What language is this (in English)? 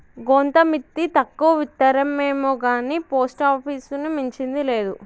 Telugu